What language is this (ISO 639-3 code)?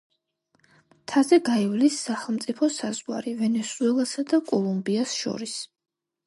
kat